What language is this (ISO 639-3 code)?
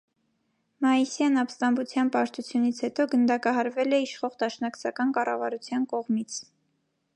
hye